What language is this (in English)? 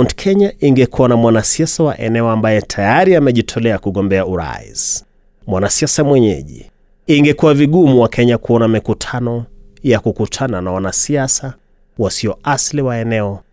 Swahili